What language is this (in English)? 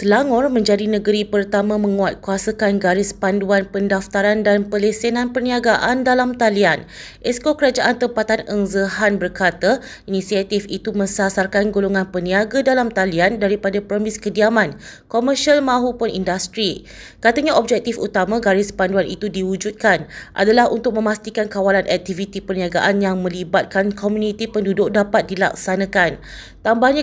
Malay